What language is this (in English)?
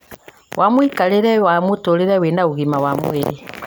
Kikuyu